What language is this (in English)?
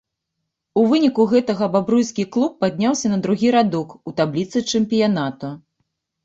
Belarusian